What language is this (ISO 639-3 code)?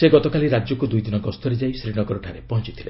ori